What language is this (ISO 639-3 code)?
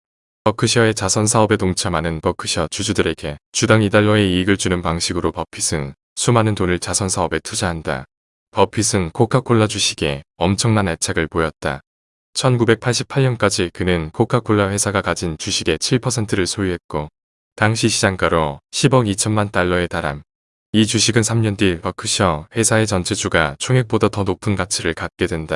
kor